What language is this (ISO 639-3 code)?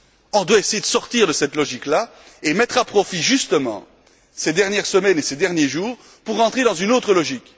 fra